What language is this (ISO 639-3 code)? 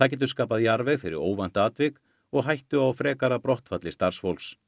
isl